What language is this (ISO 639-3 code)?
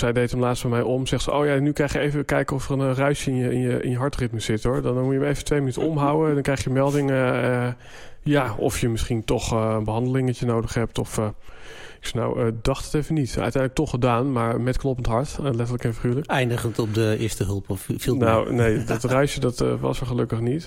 nld